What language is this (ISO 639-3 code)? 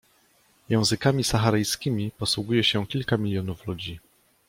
pol